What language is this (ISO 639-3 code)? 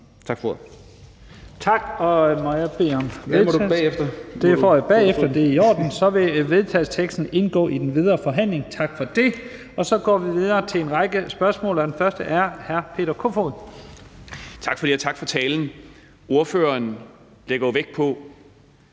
dan